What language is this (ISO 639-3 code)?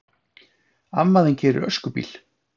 isl